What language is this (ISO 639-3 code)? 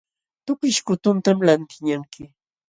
qxw